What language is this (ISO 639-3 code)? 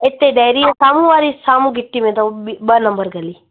snd